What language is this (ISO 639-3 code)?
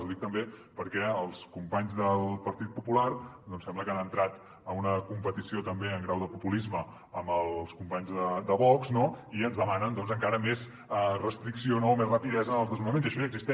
cat